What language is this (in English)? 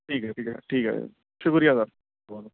Urdu